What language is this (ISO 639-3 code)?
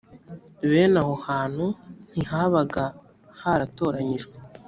kin